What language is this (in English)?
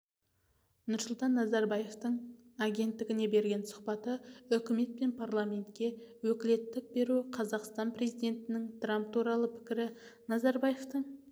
Kazakh